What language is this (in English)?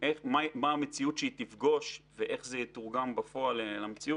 Hebrew